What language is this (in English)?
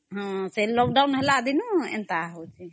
Odia